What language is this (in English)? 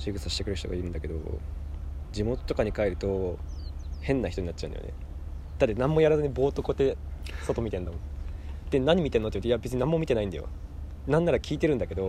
Japanese